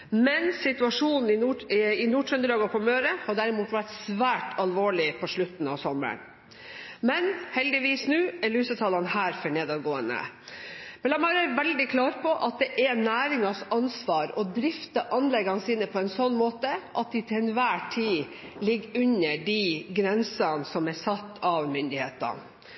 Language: Norwegian Bokmål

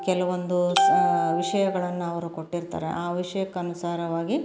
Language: Kannada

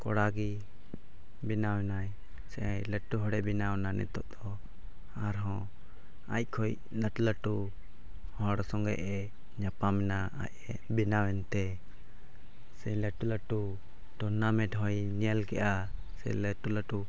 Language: Santali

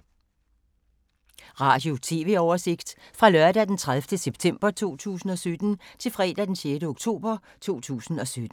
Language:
Danish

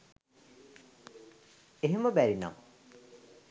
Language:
Sinhala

